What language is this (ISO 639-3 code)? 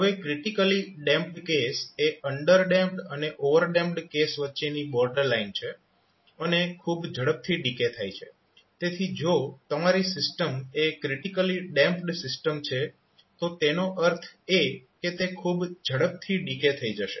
guj